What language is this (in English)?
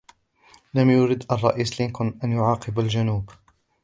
Arabic